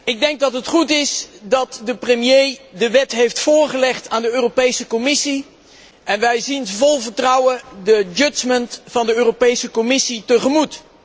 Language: Dutch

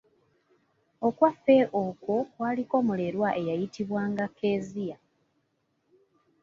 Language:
Ganda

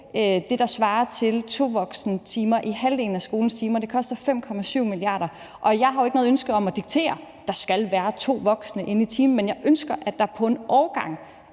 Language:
Danish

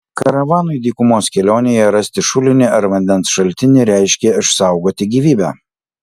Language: Lithuanian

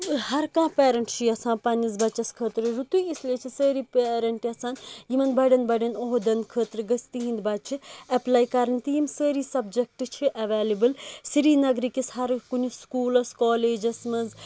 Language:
Kashmiri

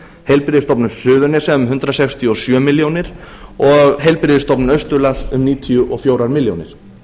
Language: Icelandic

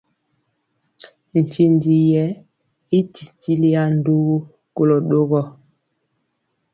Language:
Mpiemo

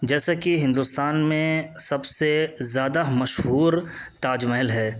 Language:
Urdu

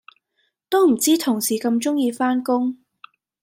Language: Cantonese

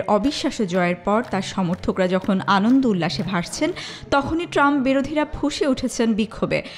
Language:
Hindi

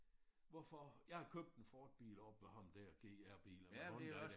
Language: Danish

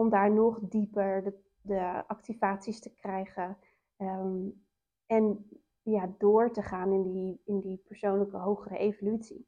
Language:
Dutch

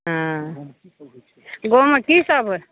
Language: Maithili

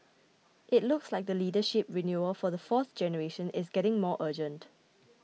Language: English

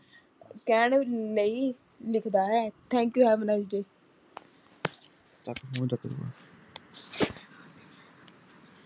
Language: Punjabi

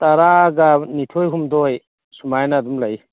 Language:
Manipuri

